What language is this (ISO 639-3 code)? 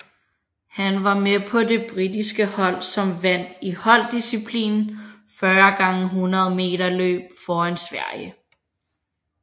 dan